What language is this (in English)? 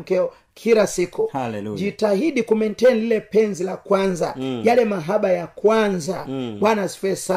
Swahili